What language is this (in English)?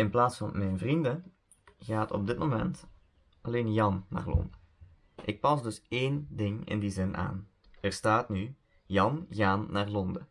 Dutch